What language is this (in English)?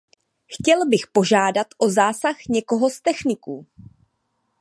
Czech